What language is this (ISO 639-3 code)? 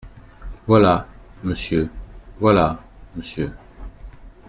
fra